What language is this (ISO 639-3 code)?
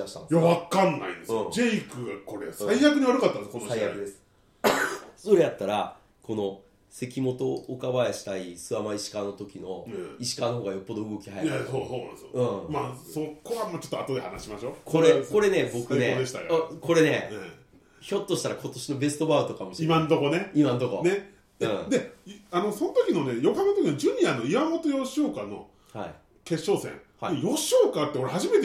jpn